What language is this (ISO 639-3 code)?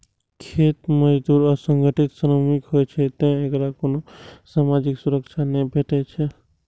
mai